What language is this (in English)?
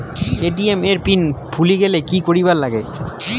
Bangla